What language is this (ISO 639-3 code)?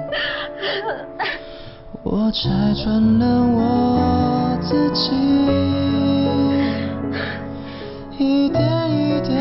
vie